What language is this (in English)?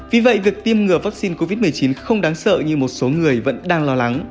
Vietnamese